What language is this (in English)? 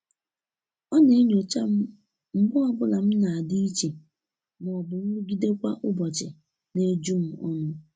Igbo